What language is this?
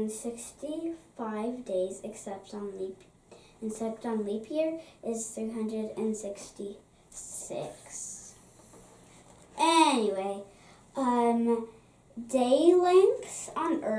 English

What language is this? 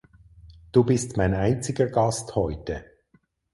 German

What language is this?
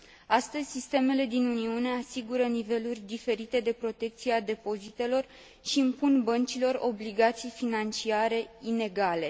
Romanian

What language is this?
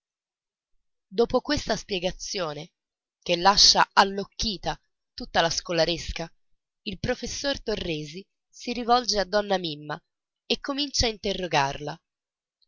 Italian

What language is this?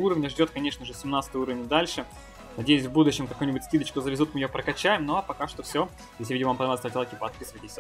Russian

